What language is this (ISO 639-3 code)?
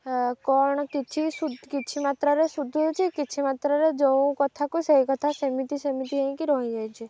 ori